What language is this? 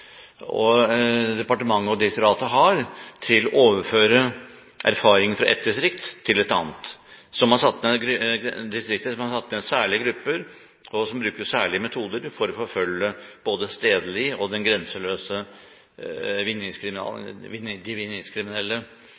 Norwegian Bokmål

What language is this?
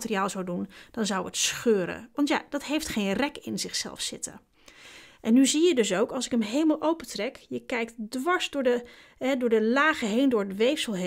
Dutch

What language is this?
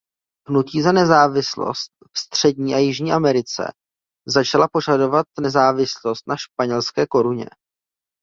Czech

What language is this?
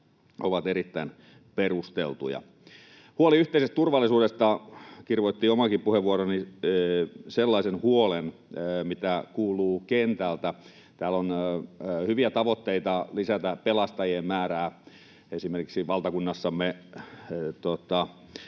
Finnish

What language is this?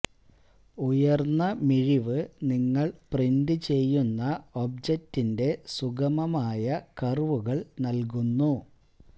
Malayalam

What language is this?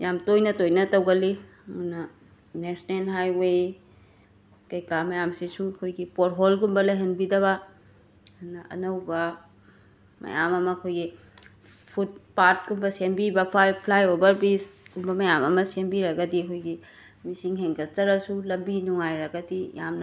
Manipuri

